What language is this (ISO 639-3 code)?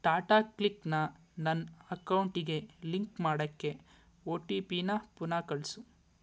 kan